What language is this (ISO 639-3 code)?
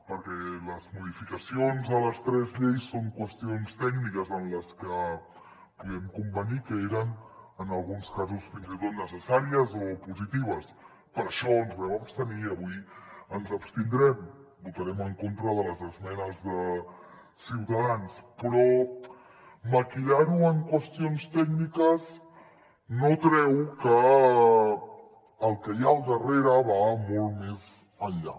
cat